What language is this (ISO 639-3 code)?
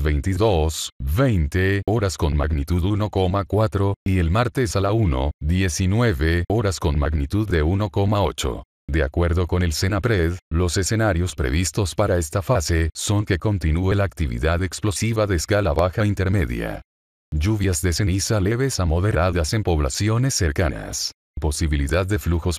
spa